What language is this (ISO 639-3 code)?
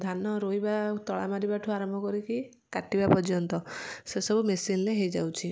ori